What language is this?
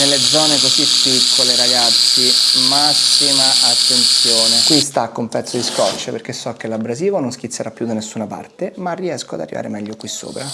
Italian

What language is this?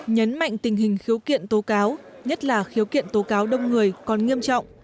Vietnamese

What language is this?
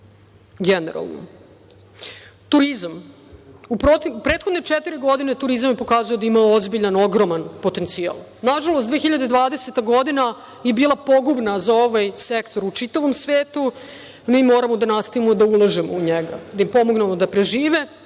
Serbian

